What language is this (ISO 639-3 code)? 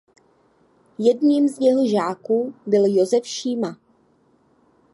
ces